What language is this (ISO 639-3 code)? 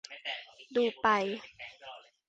tha